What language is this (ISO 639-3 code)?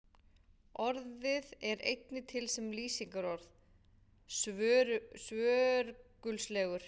isl